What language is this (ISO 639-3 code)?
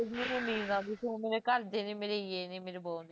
pan